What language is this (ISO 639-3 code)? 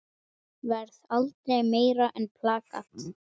isl